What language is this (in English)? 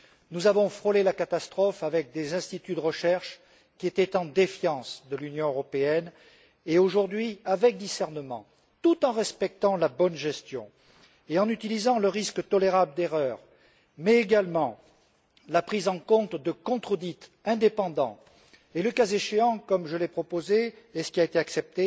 French